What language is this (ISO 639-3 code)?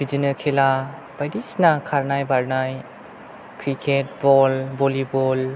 brx